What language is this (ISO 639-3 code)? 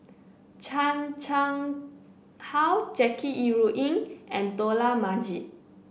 eng